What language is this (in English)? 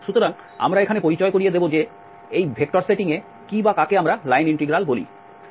Bangla